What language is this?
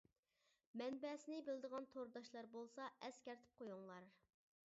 Uyghur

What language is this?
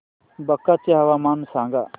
Marathi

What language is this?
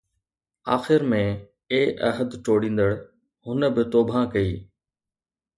Sindhi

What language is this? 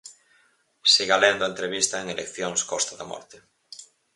Galician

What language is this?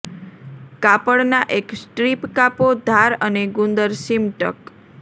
Gujarati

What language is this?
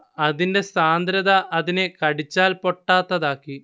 Malayalam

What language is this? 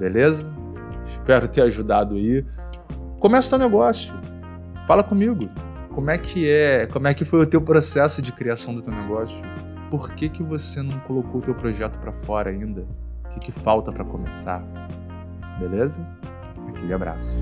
Portuguese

